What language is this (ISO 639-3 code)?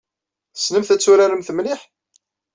kab